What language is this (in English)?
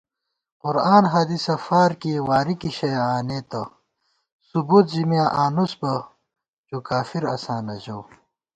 Gawar-Bati